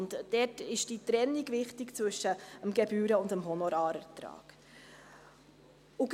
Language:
Swiss German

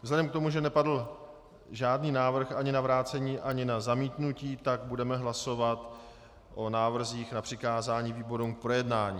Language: Czech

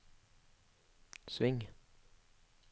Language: Norwegian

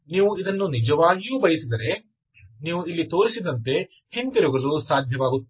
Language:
Kannada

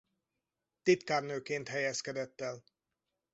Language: Hungarian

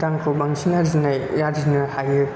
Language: Bodo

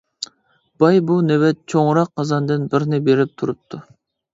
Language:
Uyghur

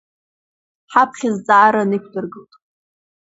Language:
Abkhazian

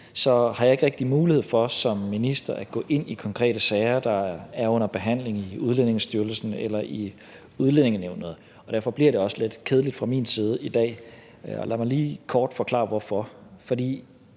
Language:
Danish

